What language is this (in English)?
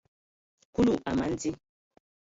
Ewondo